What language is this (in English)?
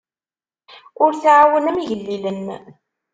Kabyle